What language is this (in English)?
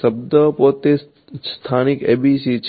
Gujarati